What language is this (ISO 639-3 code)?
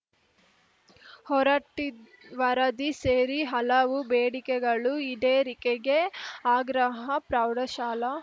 kan